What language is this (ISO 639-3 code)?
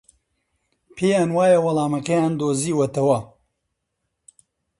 ckb